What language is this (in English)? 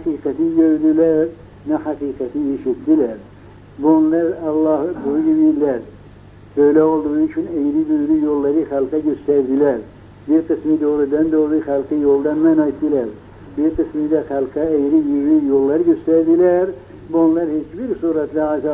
Turkish